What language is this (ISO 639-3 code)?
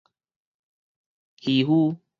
nan